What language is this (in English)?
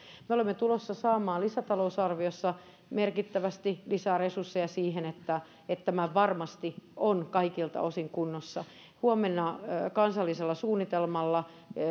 Finnish